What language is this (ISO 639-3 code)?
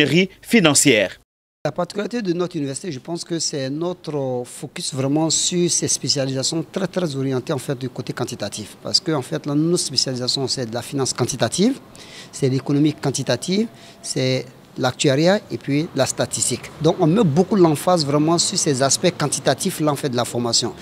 fra